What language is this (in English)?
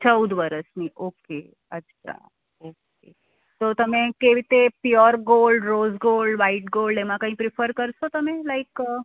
Gujarati